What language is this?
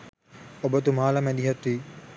Sinhala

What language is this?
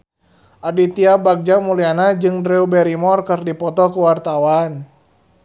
Sundanese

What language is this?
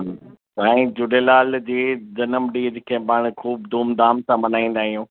Sindhi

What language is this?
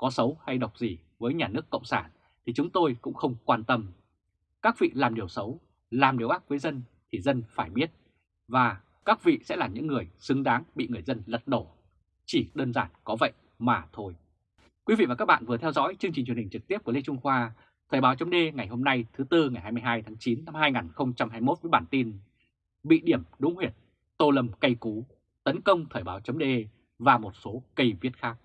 Vietnamese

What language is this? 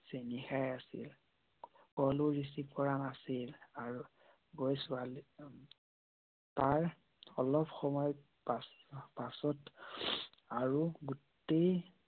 Assamese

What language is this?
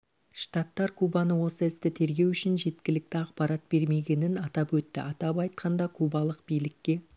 Kazakh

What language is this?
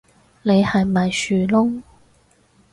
Cantonese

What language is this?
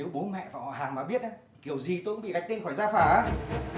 Vietnamese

